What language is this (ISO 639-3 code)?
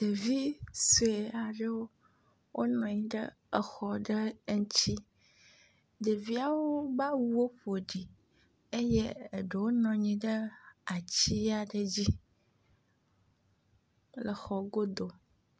ewe